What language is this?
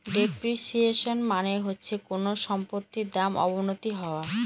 Bangla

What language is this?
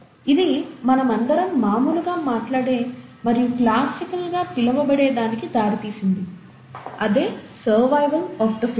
Telugu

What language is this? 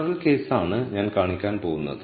Malayalam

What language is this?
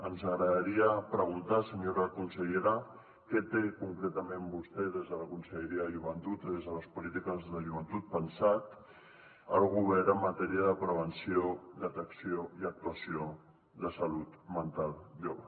Catalan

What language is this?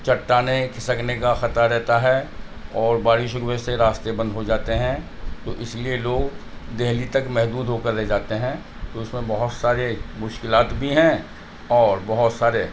Urdu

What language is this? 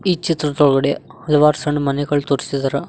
Kannada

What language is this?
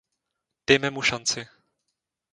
Czech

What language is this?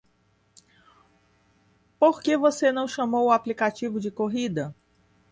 Portuguese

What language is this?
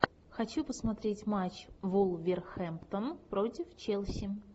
Russian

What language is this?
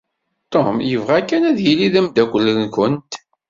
Kabyle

